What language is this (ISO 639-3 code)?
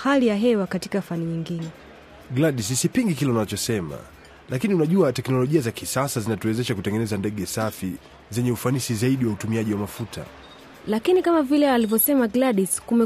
swa